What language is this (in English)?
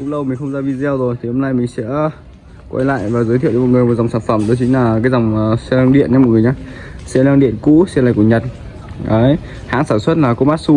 Vietnamese